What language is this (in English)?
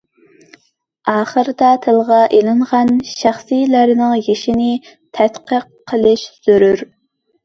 Uyghur